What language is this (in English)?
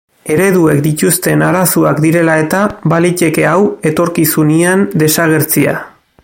Basque